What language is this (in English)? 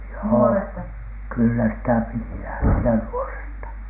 Finnish